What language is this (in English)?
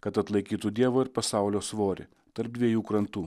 Lithuanian